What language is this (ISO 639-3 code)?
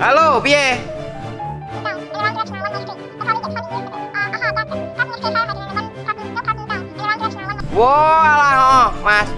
ind